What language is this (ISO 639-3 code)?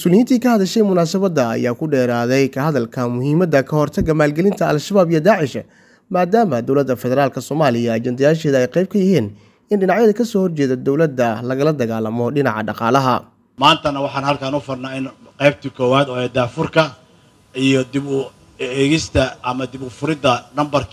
ara